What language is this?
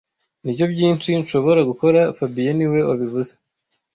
Kinyarwanda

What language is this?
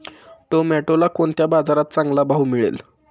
Marathi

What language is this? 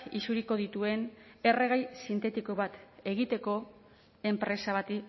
Basque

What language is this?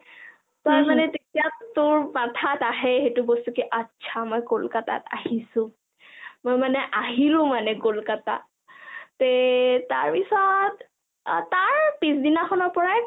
Assamese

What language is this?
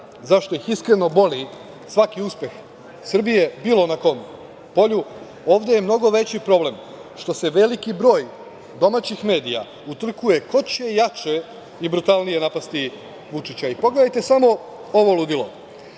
Serbian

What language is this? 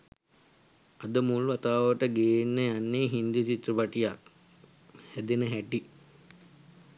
Sinhala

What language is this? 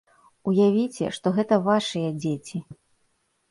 Belarusian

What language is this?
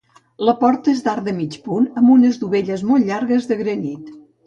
Catalan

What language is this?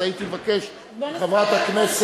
Hebrew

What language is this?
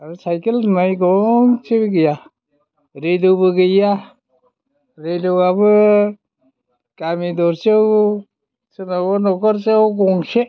Bodo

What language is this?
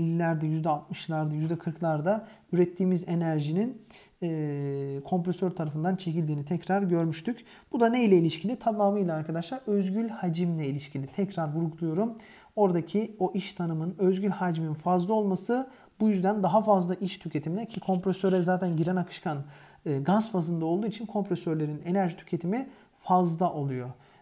Turkish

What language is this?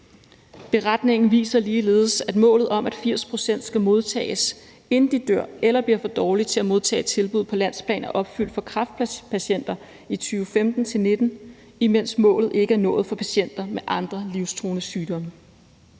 Danish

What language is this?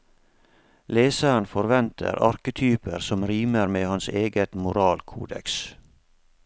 Norwegian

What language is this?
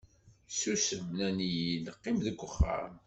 Kabyle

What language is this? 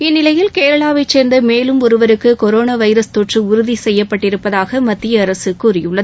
Tamil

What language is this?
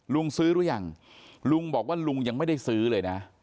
Thai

